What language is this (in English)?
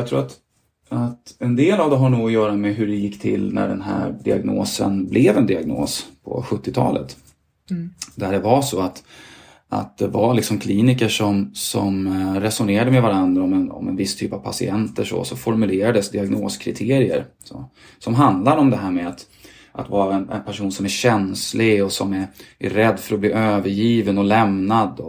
Swedish